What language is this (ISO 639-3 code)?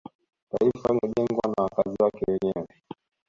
swa